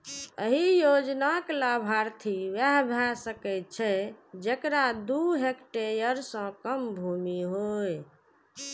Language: Maithili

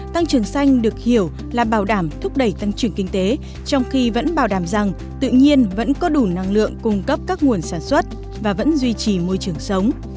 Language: Vietnamese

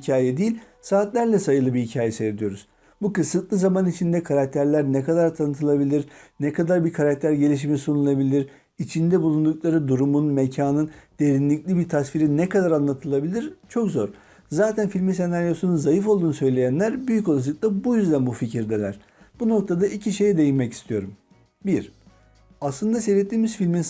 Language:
Turkish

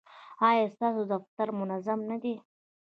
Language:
Pashto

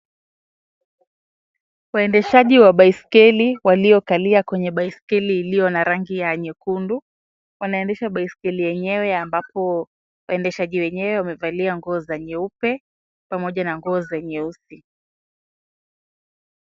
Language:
Swahili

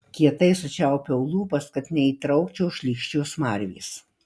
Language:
Lithuanian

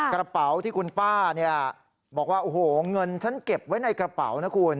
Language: Thai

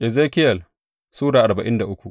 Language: Hausa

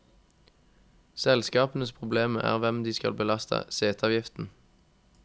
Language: Norwegian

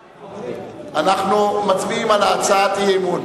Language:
Hebrew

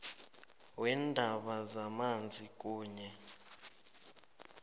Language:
South Ndebele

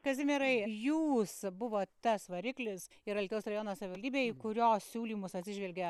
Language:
Lithuanian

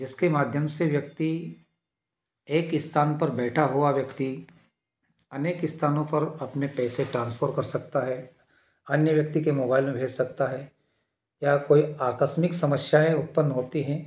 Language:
Hindi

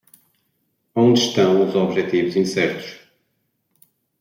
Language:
Portuguese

